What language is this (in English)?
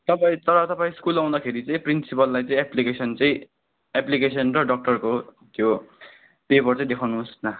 Nepali